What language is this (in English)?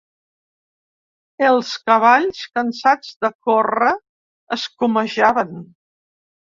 Catalan